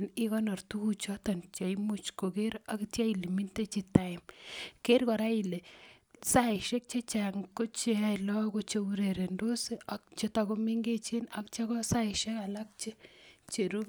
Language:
Kalenjin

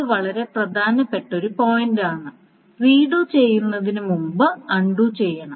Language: Malayalam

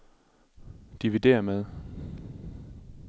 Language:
Danish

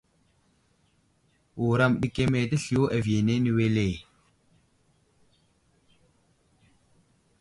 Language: Wuzlam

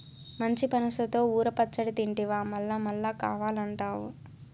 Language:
Telugu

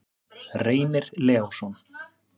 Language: Icelandic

